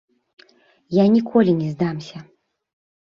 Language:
Belarusian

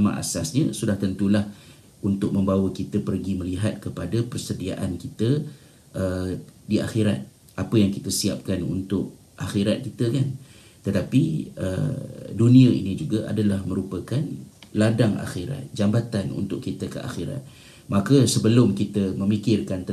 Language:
Malay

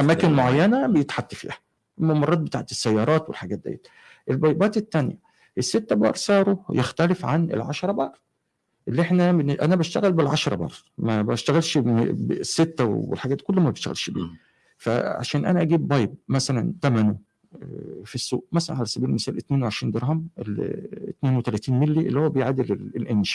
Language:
Arabic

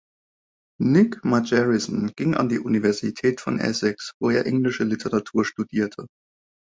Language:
German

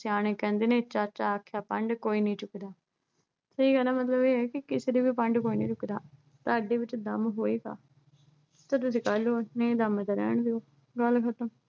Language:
Punjabi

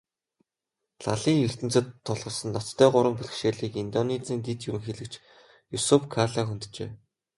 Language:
Mongolian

